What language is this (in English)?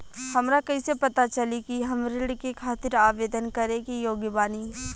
Bhojpuri